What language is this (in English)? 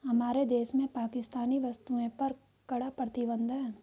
Hindi